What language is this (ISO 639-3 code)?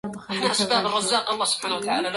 ara